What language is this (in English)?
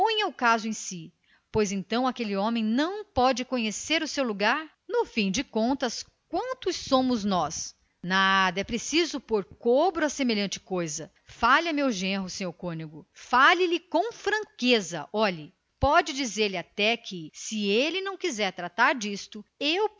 Portuguese